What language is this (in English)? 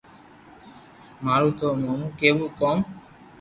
Loarki